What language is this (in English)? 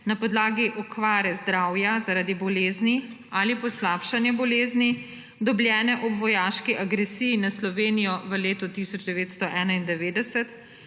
Slovenian